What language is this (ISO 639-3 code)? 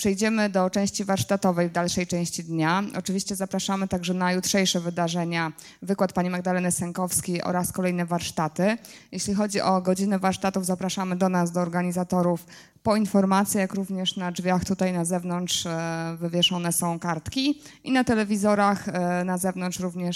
pol